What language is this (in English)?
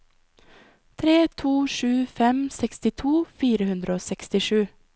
Norwegian